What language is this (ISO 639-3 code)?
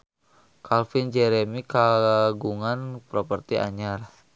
sun